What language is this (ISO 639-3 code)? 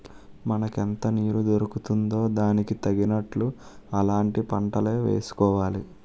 tel